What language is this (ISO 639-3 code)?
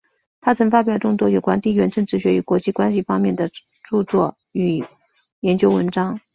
zho